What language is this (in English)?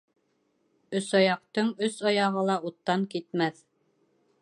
Bashkir